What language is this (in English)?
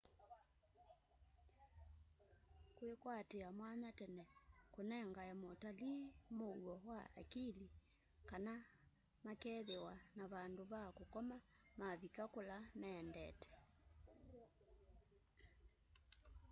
Kamba